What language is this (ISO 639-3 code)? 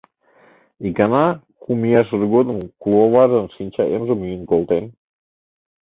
chm